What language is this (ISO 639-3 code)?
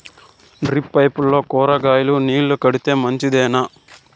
tel